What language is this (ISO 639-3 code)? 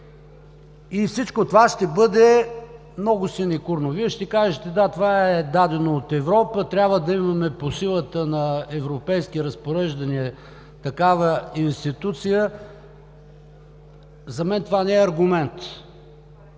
bul